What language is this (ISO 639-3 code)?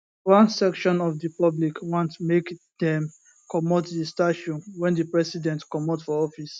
pcm